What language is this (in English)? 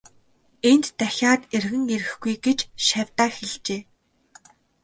Mongolian